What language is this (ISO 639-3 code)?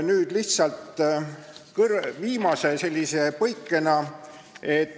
est